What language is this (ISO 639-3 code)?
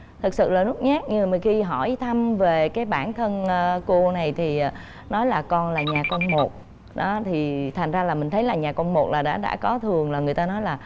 vie